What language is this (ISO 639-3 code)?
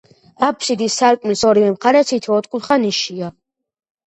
kat